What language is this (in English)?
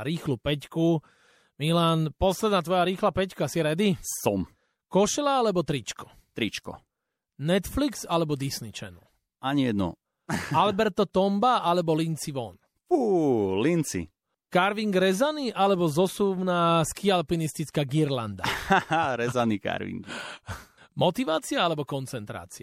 Slovak